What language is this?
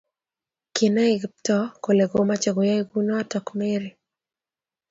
Kalenjin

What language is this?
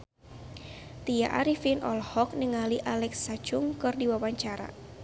Sundanese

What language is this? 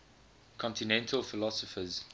English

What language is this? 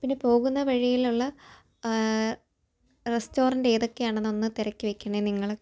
Malayalam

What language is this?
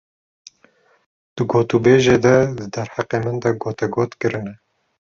Kurdish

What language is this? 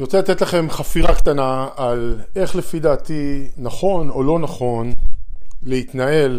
Hebrew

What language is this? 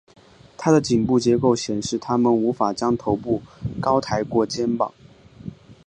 Chinese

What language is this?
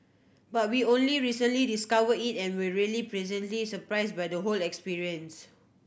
English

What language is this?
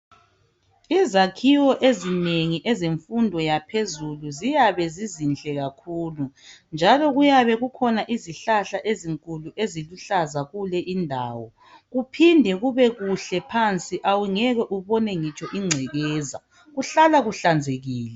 North Ndebele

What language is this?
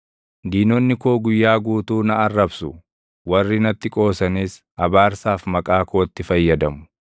Oromo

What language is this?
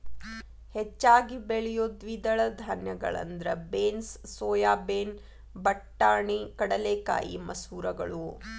Kannada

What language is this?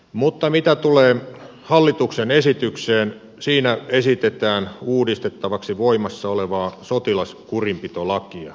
Finnish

